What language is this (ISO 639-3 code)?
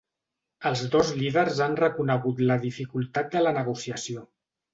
cat